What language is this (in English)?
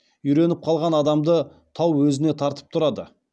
Kazakh